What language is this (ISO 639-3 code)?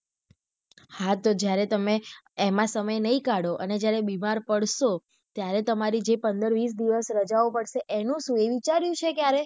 guj